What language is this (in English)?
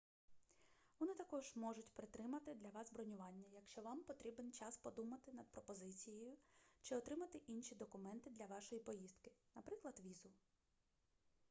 Ukrainian